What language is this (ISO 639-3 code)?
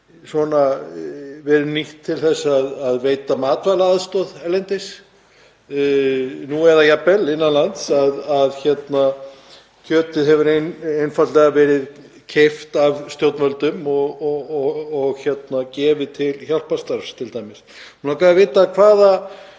isl